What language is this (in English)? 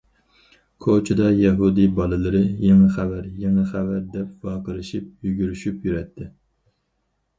Uyghur